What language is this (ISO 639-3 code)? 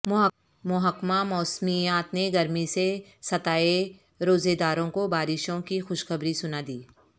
urd